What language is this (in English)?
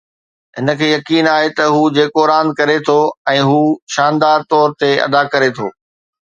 Sindhi